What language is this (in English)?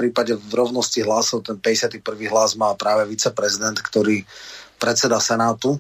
Slovak